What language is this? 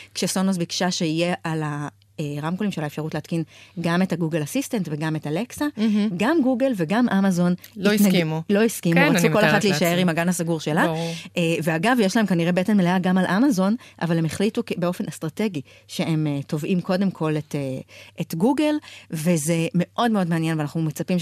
Hebrew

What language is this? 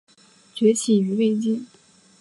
Chinese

